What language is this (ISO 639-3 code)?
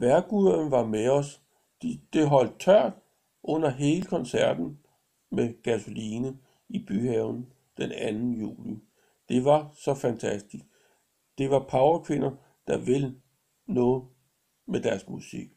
dan